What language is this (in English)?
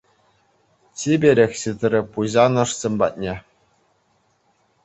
Chuvash